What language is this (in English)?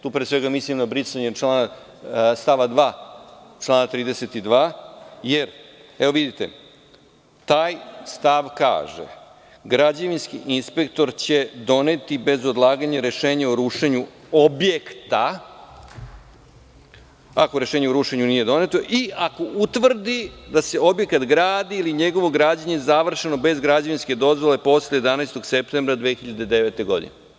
Serbian